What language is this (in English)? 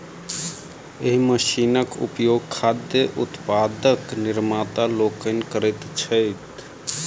Maithili